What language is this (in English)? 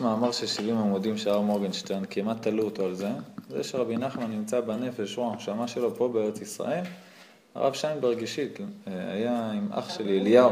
Hebrew